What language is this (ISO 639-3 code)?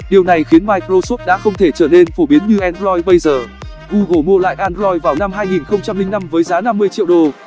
vie